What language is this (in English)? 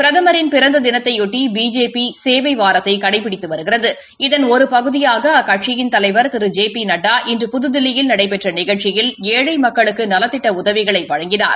Tamil